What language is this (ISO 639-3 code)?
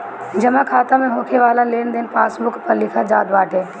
bho